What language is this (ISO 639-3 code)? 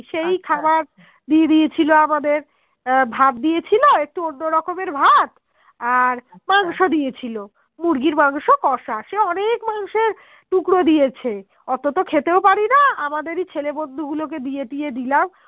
ben